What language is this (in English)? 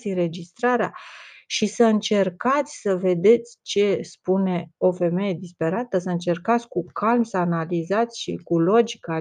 Romanian